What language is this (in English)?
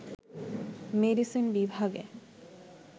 Bangla